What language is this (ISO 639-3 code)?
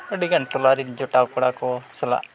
sat